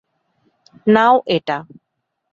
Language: Bangla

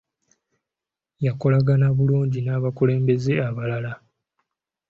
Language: Ganda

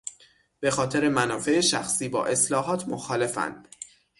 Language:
Persian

